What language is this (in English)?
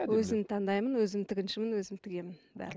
Kazakh